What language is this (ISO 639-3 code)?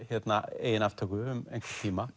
isl